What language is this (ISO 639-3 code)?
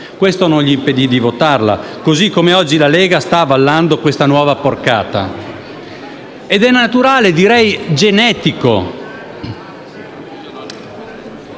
ita